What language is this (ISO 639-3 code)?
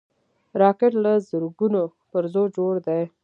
pus